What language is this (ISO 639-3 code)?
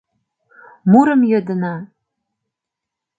chm